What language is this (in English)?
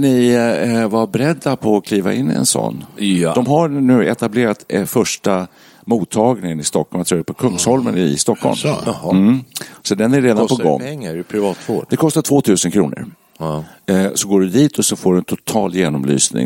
Swedish